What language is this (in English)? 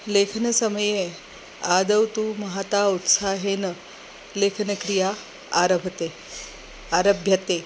Sanskrit